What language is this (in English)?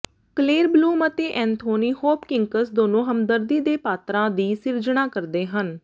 Punjabi